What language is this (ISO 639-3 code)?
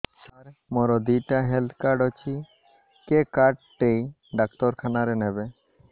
ori